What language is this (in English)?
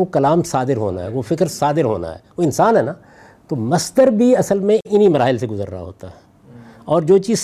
Urdu